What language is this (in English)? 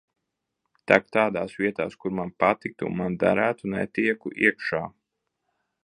Latvian